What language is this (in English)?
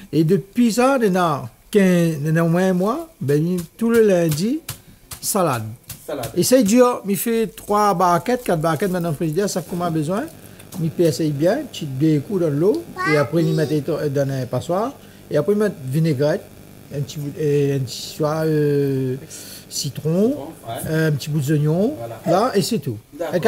French